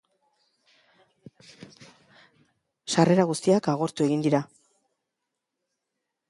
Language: Basque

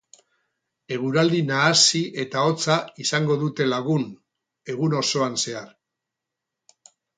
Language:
Basque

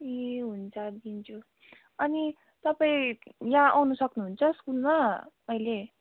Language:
Nepali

